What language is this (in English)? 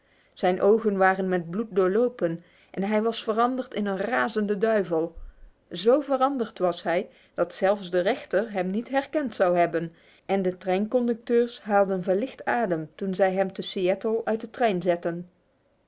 Dutch